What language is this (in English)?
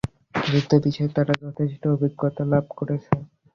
Bangla